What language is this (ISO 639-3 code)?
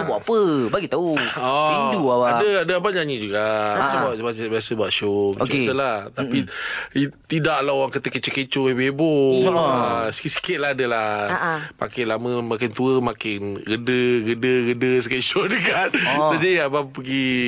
msa